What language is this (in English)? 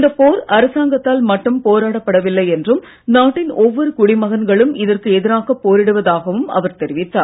Tamil